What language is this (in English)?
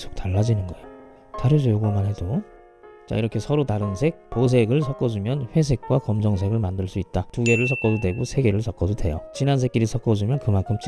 Korean